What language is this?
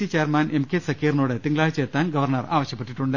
Malayalam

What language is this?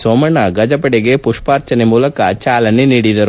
Kannada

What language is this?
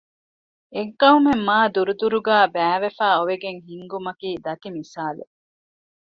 Divehi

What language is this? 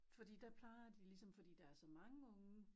Danish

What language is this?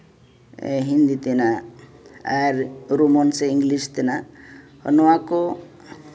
Santali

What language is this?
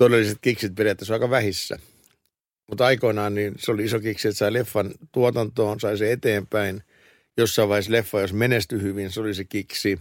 Finnish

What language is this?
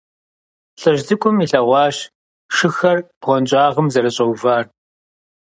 Kabardian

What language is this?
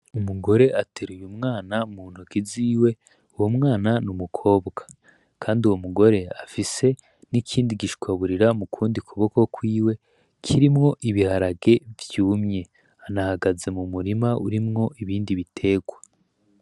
Rundi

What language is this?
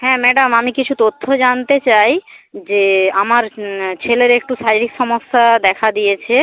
Bangla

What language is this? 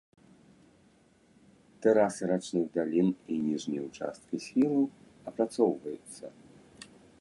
Belarusian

